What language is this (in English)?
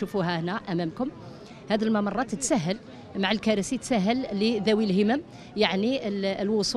Arabic